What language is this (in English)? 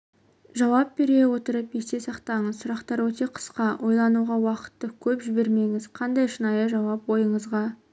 Kazakh